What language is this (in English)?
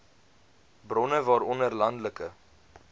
Afrikaans